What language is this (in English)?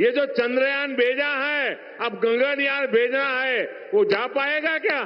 Hindi